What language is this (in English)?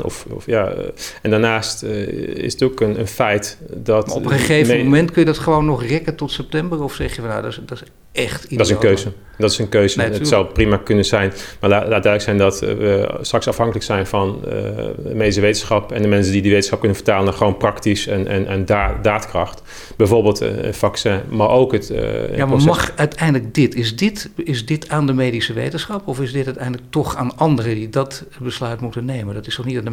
Dutch